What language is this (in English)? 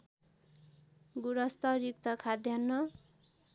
Nepali